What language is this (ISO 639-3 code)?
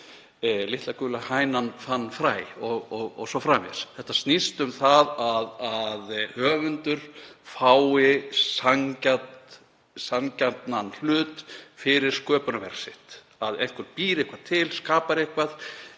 isl